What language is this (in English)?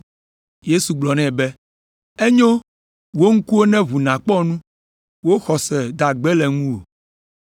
Ewe